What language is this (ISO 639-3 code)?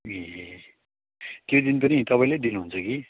nep